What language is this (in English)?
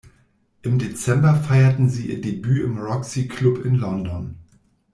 German